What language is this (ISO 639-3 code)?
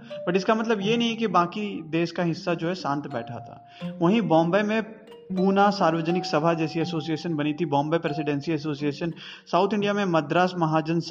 hin